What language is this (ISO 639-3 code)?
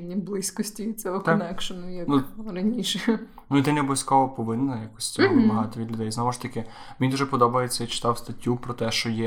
ukr